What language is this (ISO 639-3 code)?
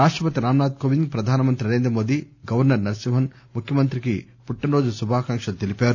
tel